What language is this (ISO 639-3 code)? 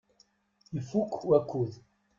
kab